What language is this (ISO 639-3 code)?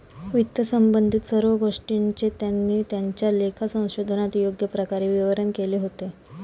mar